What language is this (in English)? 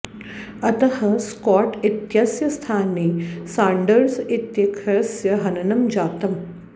Sanskrit